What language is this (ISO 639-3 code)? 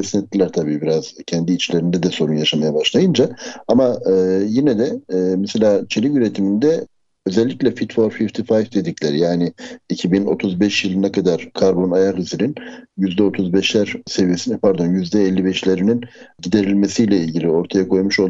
tur